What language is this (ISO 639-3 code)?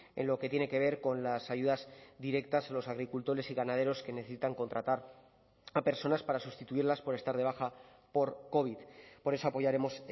spa